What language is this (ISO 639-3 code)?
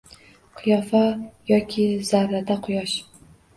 uzb